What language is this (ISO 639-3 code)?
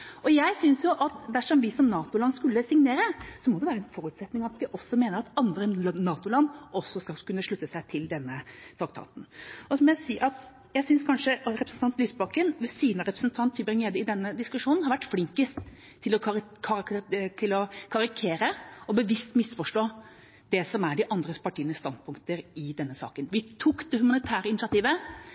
nob